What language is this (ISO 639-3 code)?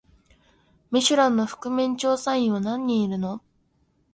jpn